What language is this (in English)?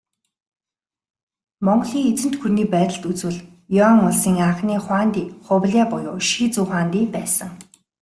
Mongolian